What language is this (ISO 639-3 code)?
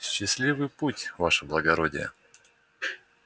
rus